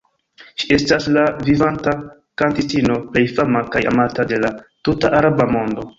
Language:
Esperanto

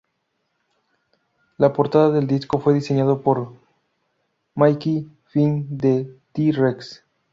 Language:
Spanish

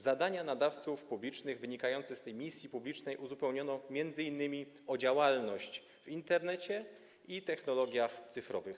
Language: Polish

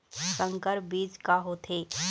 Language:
Chhattisgarhi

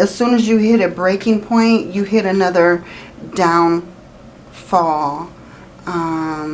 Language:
English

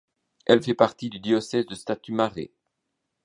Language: French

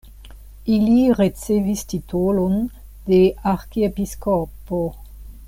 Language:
Esperanto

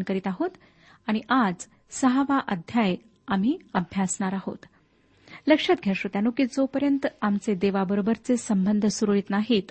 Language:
Marathi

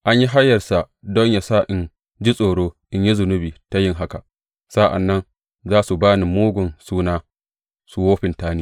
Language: Hausa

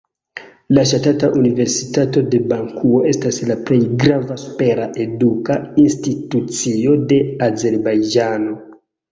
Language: Esperanto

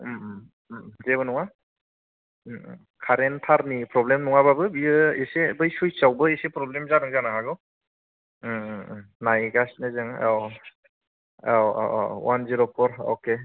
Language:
Bodo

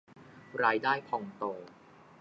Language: Thai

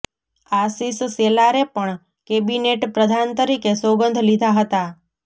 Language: Gujarati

